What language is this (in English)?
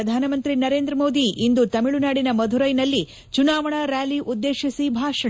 Kannada